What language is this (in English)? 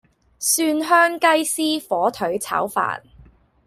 Cantonese